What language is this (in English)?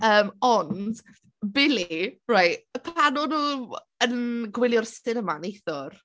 Welsh